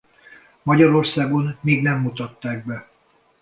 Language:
Hungarian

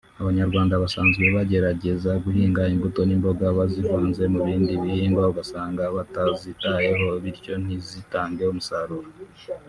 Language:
Kinyarwanda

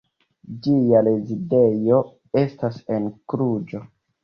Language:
Esperanto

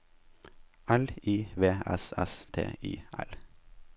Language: Norwegian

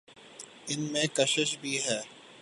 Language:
Urdu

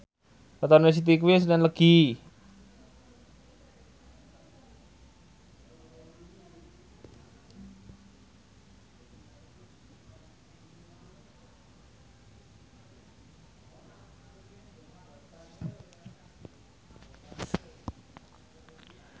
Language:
Javanese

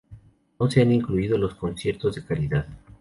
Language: Spanish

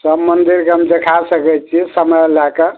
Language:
Maithili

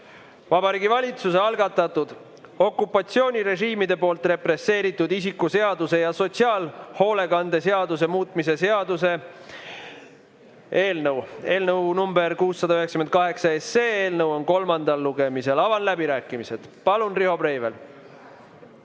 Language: Estonian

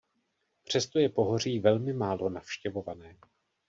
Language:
Czech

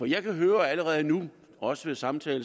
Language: Danish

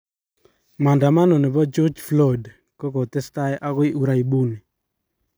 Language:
Kalenjin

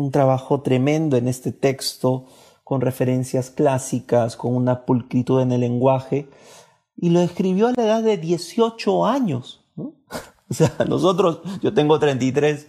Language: Spanish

